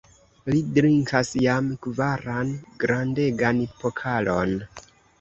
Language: Esperanto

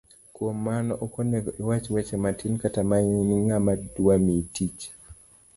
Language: Luo (Kenya and Tanzania)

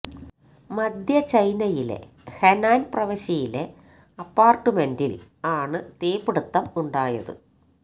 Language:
Malayalam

